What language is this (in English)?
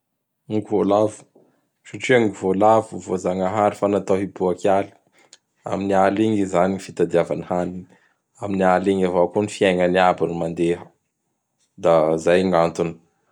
Bara Malagasy